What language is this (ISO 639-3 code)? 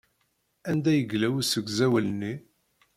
kab